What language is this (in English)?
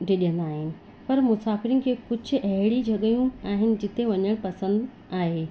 Sindhi